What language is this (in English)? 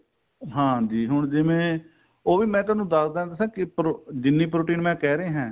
Punjabi